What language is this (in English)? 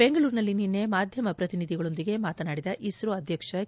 Kannada